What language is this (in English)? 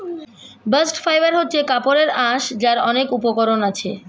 Bangla